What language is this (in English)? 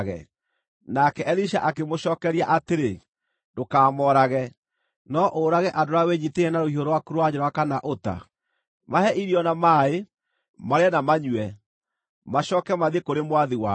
Kikuyu